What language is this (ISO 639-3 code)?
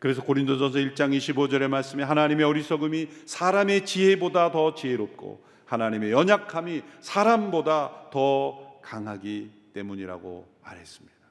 kor